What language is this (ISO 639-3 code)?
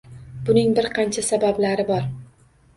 uzb